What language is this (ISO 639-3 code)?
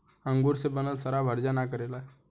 bho